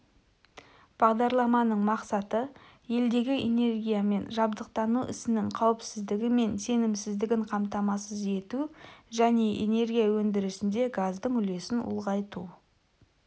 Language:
Kazakh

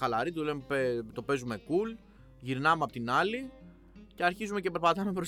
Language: Greek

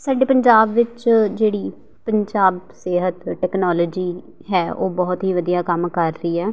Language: Punjabi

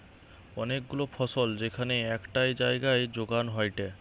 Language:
Bangla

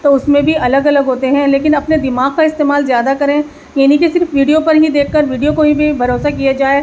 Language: Urdu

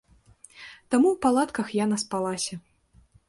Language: Belarusian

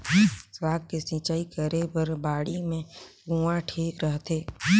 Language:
Chhattisgarhi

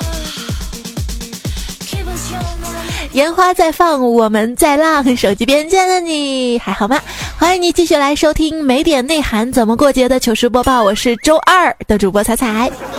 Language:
Chinese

